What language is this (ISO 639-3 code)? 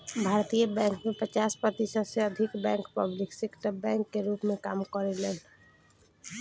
bho